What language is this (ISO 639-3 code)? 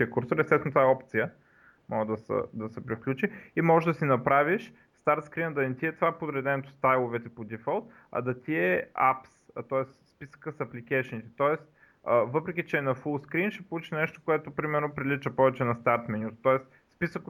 bul